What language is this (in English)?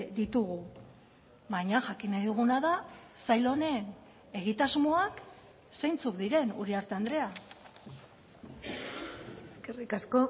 Basque